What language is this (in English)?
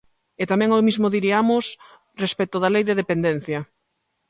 Galician